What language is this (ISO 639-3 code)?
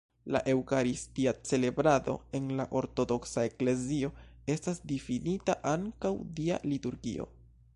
epo